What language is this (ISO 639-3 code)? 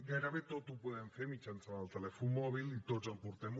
cat